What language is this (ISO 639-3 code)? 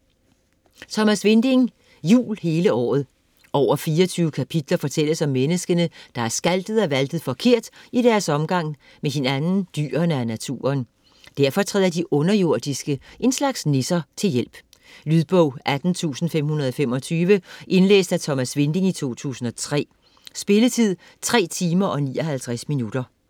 dan